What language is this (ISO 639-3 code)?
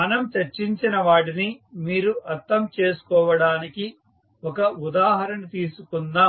tel